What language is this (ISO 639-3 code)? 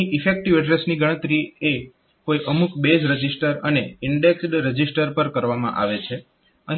guj